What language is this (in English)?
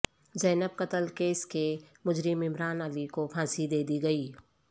Urdu